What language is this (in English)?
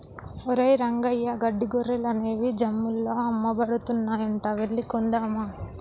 Telugu